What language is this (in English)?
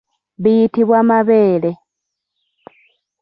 Ganda